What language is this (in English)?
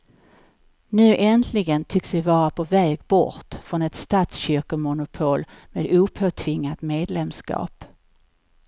Swedish